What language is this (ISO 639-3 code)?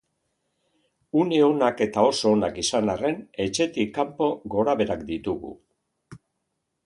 eus